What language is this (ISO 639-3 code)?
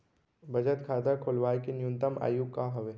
hne